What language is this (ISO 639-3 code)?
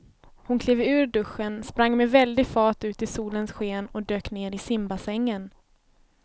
swe